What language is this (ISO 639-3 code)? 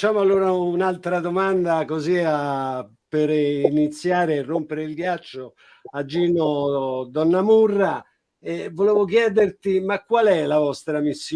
ita